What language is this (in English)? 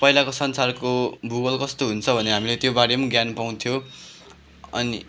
Nepali